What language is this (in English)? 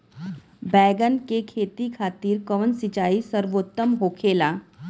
Bhojpuri